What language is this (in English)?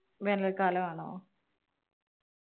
Malayalam